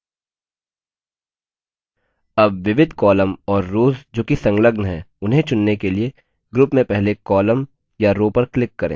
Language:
Hindi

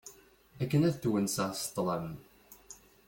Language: Kabyle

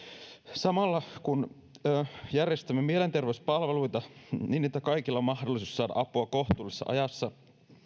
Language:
Finnish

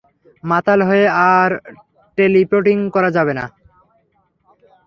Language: Bangla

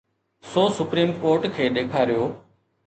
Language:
Sindhi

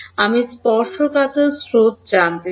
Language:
Bangla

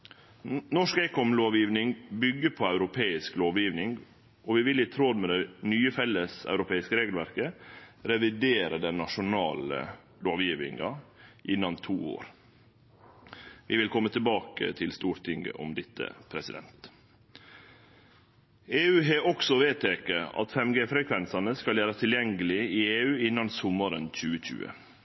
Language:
Norwegian Nynorsk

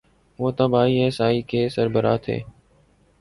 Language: Urdu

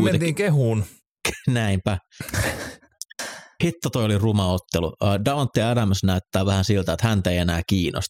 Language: Finnish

